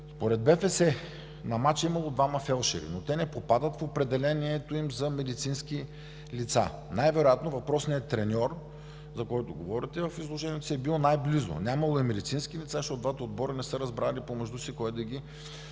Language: Bulgarian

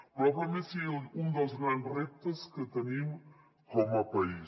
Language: Catalan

